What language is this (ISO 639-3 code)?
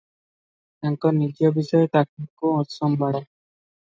ori